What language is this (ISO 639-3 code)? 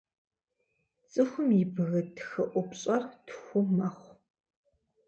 kbd